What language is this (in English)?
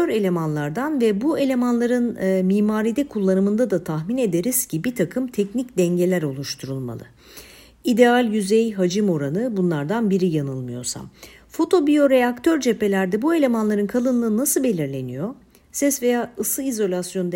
Turkish